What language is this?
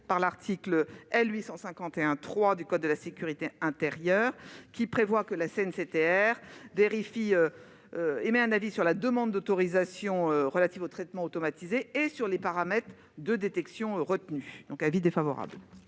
French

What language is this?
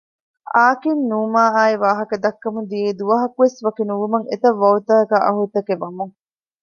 Divehi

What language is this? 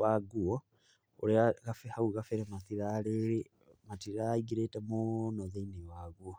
Kikuyu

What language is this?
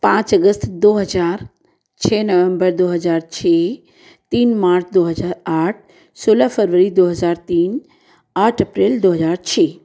Hindi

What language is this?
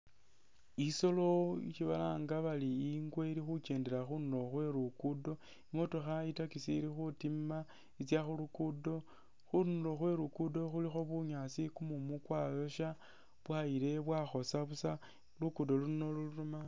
Masaaba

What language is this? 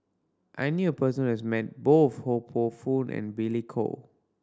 English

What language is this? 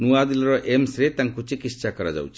Odia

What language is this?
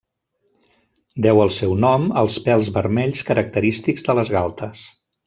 Catalan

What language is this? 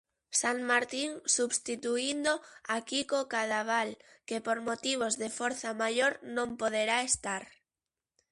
Galician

